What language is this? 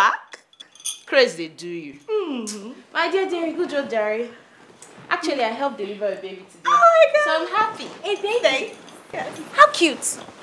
English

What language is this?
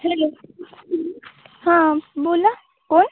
Marathi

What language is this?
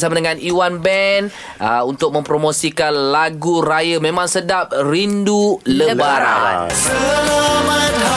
Malay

